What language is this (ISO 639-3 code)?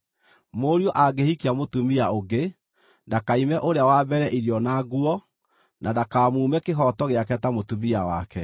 kik